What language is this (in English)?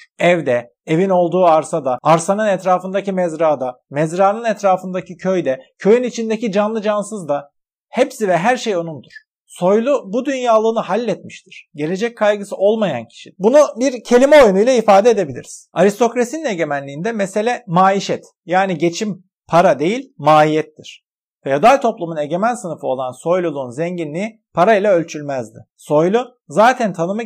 Turkish